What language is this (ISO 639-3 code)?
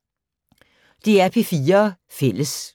dan